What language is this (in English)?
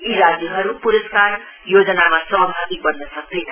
Nepali